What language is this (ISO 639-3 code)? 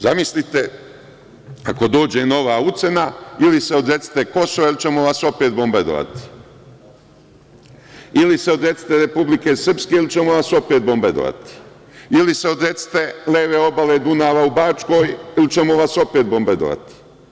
srp